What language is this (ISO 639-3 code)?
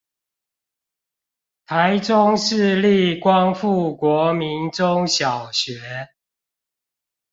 zho